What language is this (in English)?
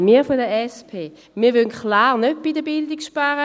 Swiss German